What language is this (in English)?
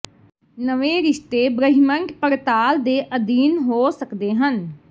Punjabi